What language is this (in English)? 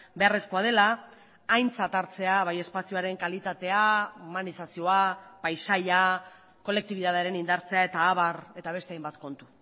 Basque